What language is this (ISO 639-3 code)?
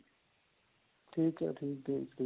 pan